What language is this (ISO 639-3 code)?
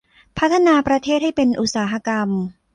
tha